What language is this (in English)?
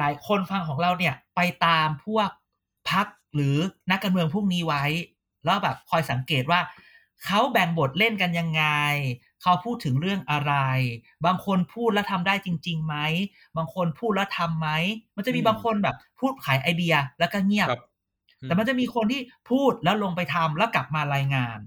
Thai